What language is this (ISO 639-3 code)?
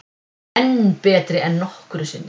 isl